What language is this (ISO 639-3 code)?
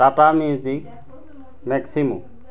asm